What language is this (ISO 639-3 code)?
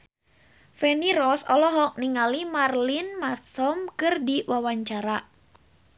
sun